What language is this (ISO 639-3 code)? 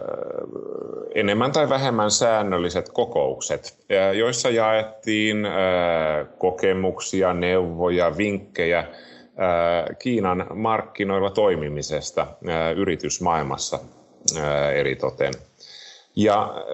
fin